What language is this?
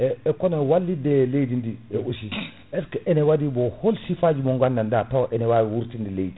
Fula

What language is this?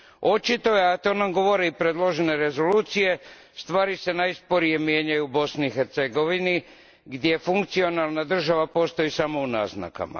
Croatian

